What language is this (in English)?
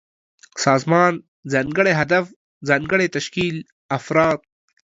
Pashto